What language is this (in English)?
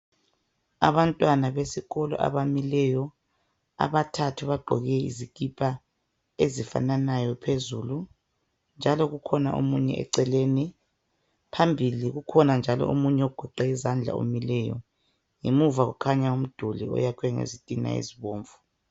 North Ndebele